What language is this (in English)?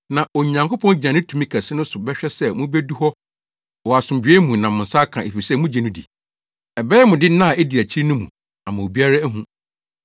Akan